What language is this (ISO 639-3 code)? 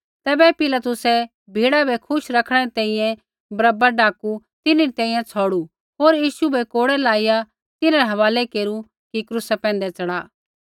kfx